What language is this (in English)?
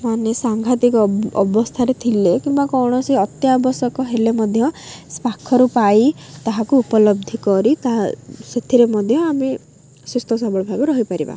Odia